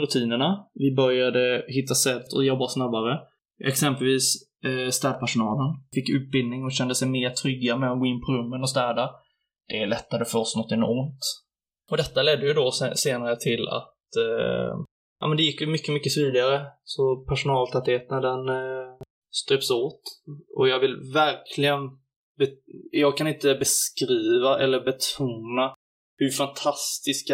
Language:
Swedish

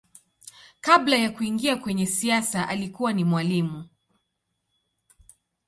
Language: Swahili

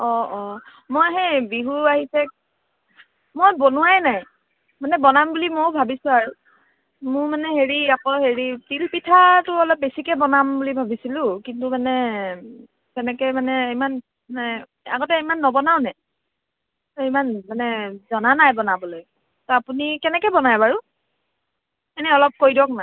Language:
Assamese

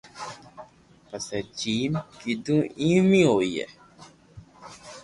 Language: Loarki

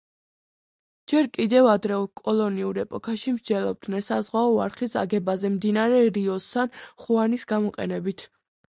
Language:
Georgian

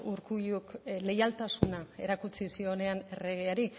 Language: Basque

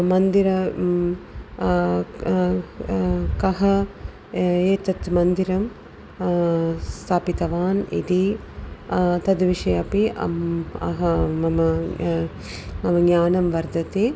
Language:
Sanskrit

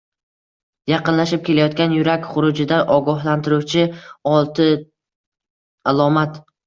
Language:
Uzbek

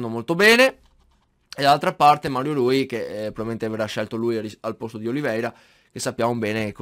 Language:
Italian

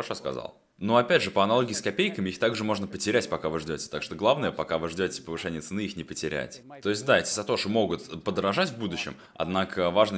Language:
Russian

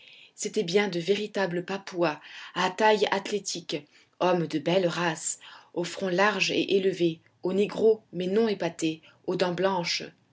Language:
French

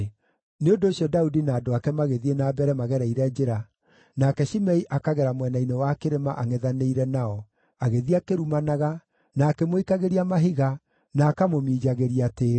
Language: Kikuyu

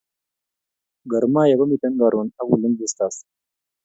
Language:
Kalenjin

